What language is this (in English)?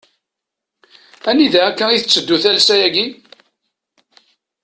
Kabyle